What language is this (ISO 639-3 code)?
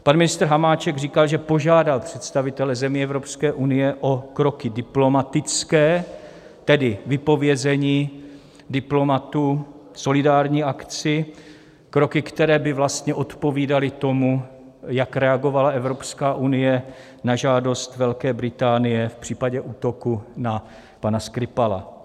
ces